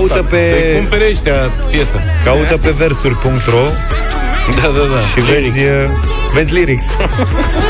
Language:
Romanian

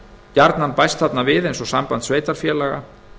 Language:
Icelandic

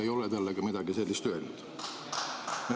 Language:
Estonian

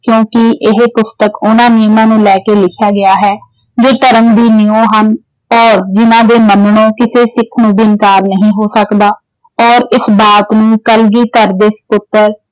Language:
Punjabi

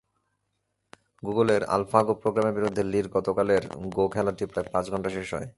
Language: Bangla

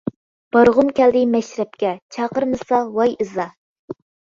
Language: Uyghur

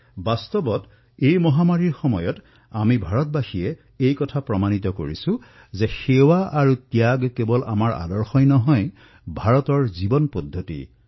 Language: Assamese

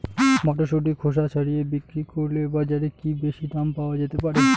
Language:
Bangla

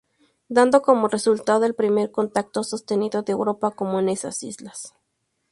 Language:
Spanish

